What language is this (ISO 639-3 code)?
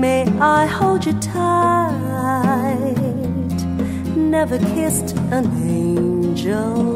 eng